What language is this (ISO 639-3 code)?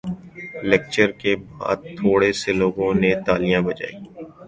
urd